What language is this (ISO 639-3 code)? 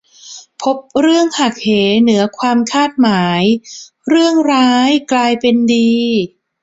tha